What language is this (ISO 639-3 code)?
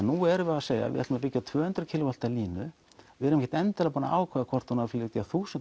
isl